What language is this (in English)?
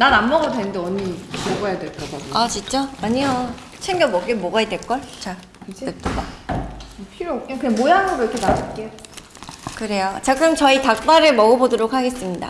Korean